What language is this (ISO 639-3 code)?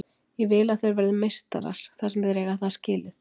isl